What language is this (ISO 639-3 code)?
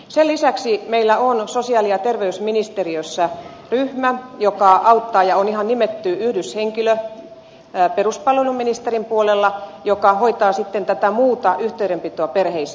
fin